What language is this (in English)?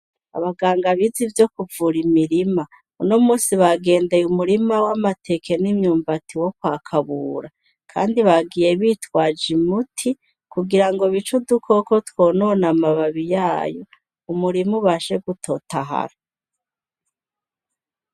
Rundi